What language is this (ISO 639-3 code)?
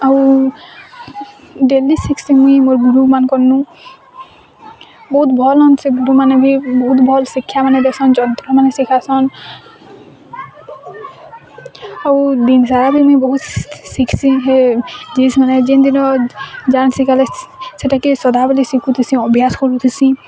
ori